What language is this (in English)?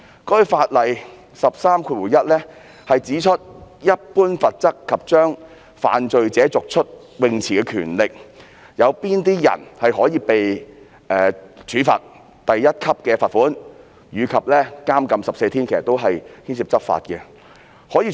Cantonese